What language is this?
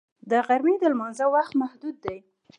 Pashto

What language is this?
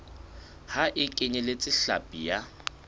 Southern Sotho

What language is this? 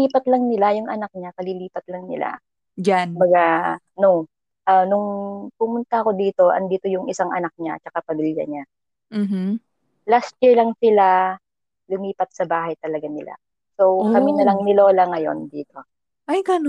Filipino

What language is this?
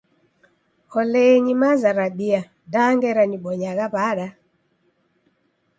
Taita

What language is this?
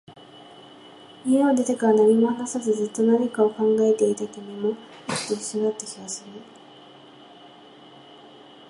Japanese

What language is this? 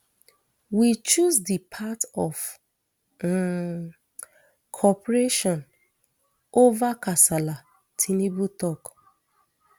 Nigerian Pidgin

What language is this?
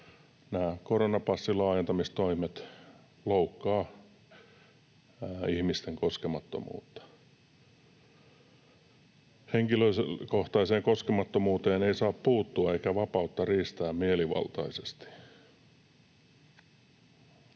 Finnish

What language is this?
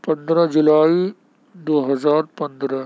Urdu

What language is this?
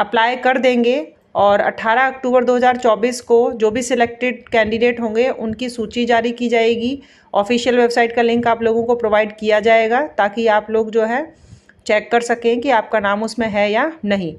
Hindi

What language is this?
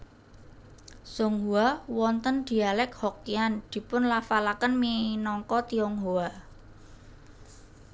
Javanese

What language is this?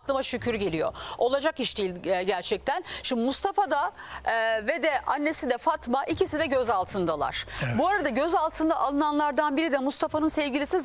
Turkish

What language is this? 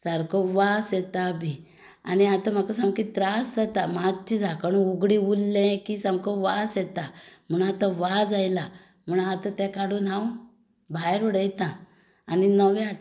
Konkani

